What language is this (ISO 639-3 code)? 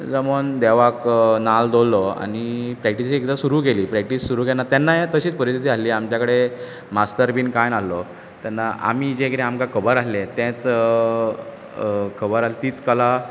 kok